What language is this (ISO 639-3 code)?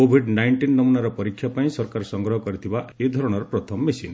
ori